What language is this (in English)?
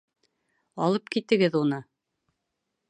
Bashkir